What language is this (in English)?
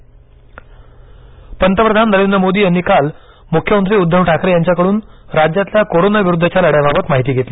Marathi